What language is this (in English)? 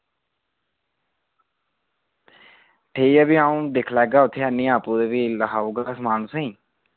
Dogri